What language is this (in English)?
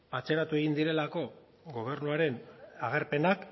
Basque